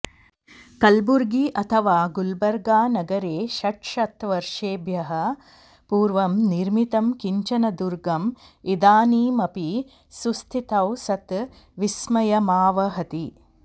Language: Sanskrit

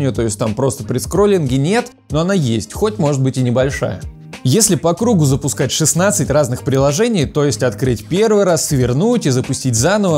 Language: Russian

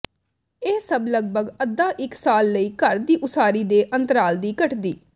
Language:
Punjabi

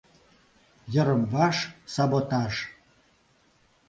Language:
Mari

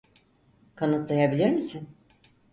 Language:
Turkish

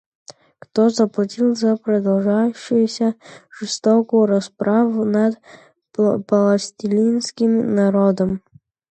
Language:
Russian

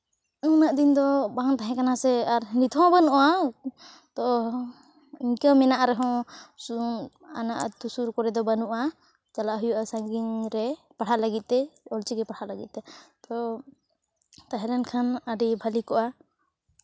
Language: Santali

